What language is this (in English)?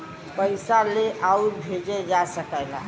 Bhojpuri